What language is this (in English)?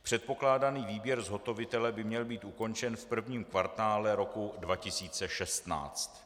Czech